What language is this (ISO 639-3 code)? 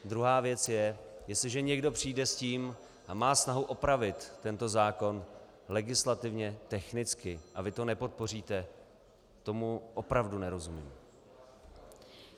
ces